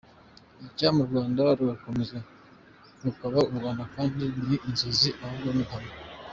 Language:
Kinyarwanda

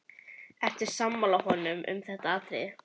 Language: Icelandic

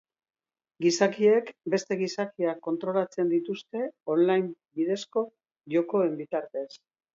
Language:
Basque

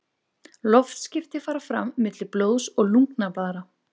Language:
Icelandic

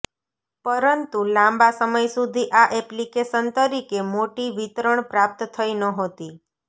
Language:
Gujarati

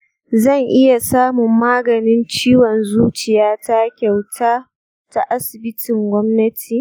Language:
Hausa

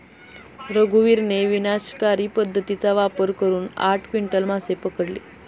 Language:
Marathi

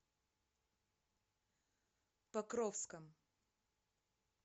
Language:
Russian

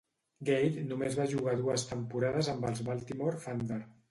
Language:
Catalan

